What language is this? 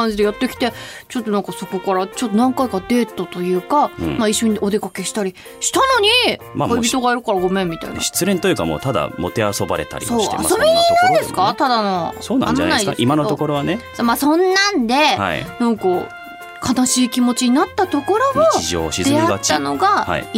Japanese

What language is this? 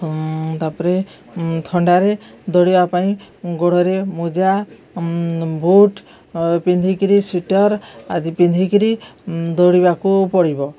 Odia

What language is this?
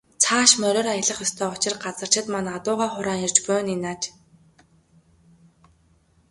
Mongolian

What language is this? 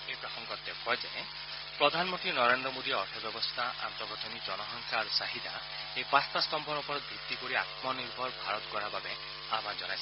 Assamese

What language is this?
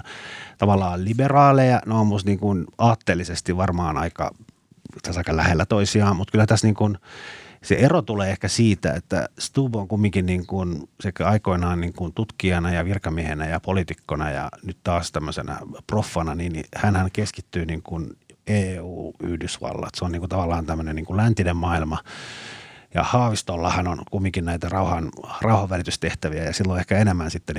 Finnish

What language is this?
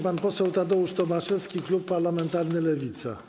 Polish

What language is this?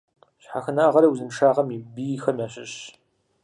Kabardian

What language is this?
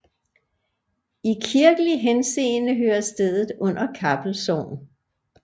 Danish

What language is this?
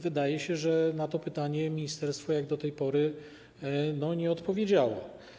Polish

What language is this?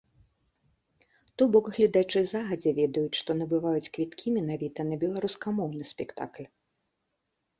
Belarusian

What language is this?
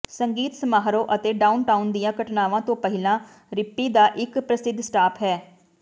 Punjabi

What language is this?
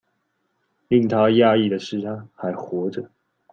Chinese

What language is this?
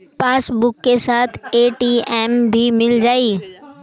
Bhojpuri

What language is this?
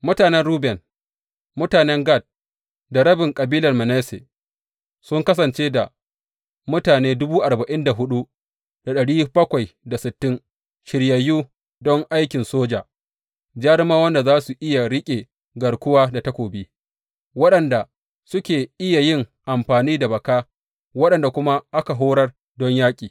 Hausa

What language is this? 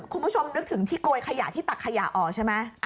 Thai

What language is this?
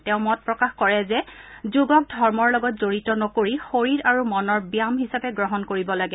Assamese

